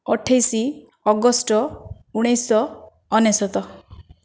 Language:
Odia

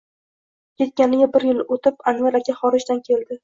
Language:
Uzbek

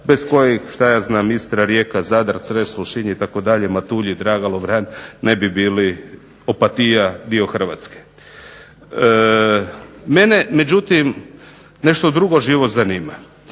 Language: Croatian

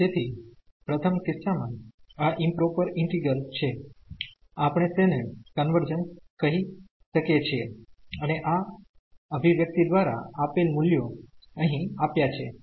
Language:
Gujarati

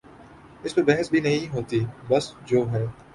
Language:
Urdu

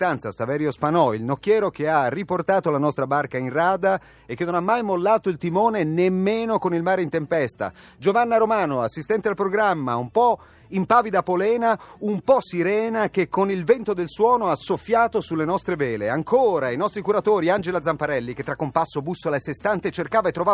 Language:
Italian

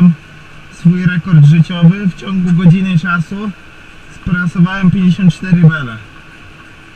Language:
Polish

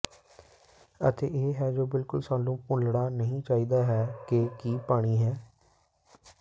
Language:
Punjabi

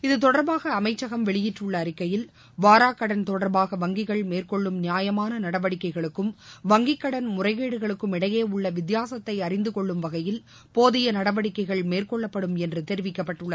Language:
Tamil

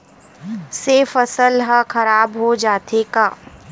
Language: Chhattisgarhi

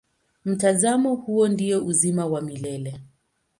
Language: Swahili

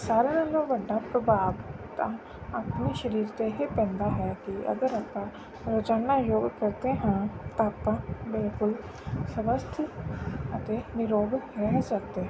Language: Punjabi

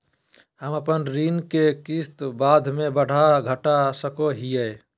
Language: Magahi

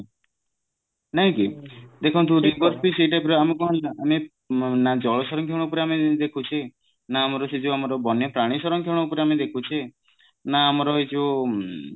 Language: Odia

